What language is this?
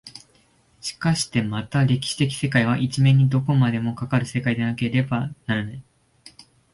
Japanese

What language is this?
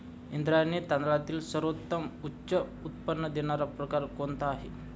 Marathi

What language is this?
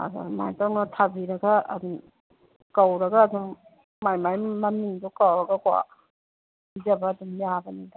Manipuri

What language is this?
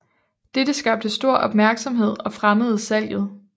Danish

